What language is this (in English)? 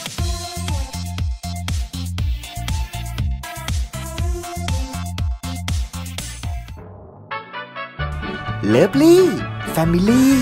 Thai